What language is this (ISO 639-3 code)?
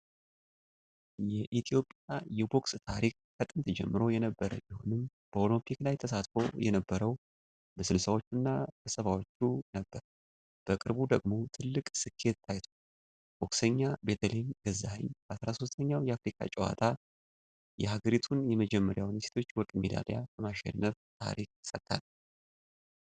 amh